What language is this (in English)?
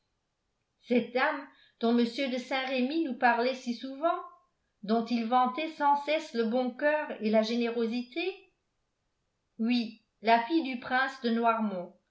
French